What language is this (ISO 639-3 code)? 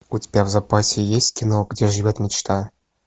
rus